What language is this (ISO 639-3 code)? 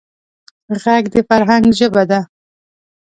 pus